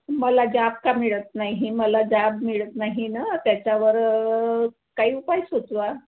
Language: Marathi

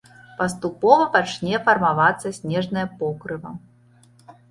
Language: Belarusian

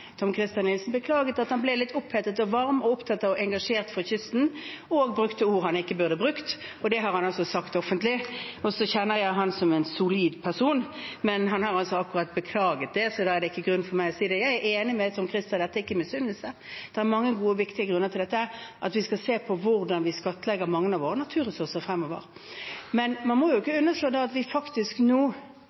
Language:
Norwegian Bokmål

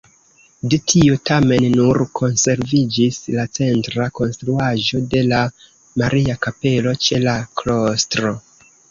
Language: Esperanto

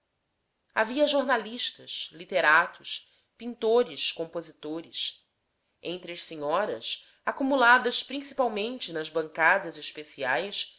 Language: Portuguese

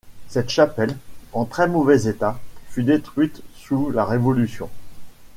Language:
French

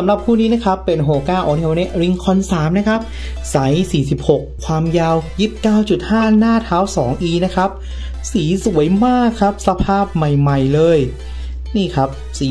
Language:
Thai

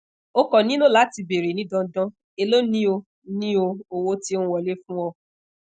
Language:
Yoruba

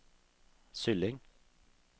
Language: Norwegian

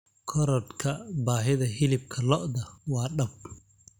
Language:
Somali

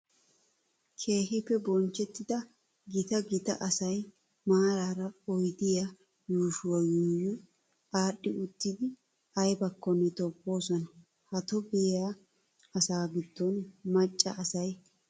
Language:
Wolaytta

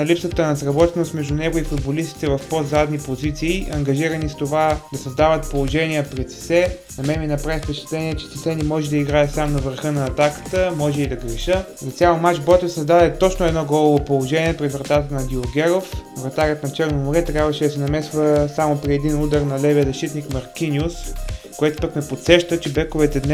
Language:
Bulgarian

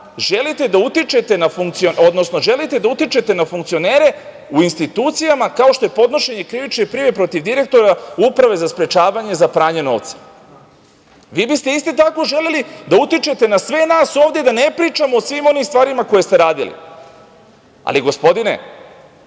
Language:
Serbian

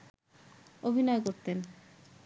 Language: Bangla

